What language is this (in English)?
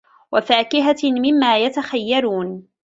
Arabic